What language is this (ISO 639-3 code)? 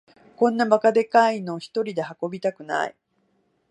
jpn